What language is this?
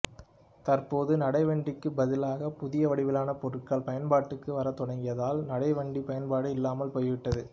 Tamil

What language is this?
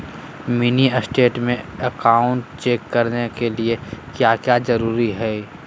Magahi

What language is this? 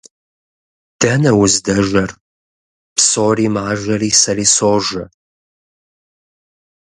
Kabardian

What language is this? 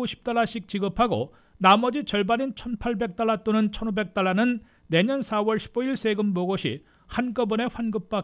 Korean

